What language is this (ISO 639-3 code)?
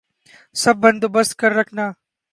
urd